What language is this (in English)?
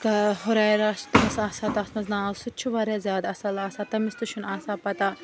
Kashmiri